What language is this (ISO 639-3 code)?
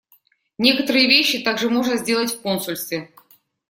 rus